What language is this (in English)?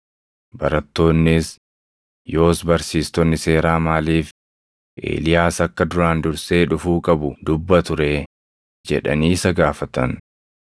Oromo